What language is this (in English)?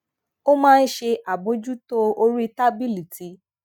Yoruba